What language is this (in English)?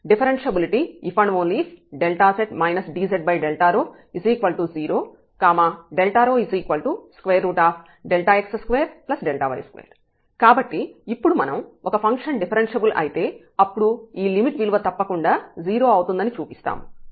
Telugu